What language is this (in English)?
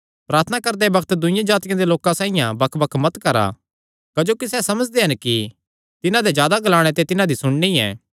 Kangri